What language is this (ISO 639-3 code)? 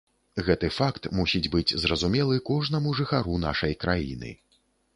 bel